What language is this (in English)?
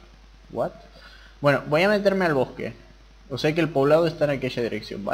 Spanish